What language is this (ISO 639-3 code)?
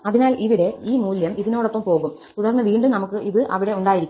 mal